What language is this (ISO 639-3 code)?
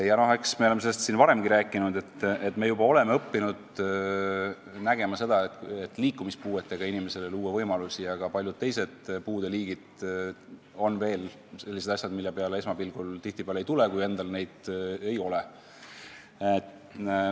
est